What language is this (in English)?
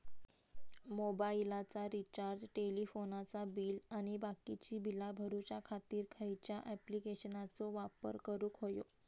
Marathi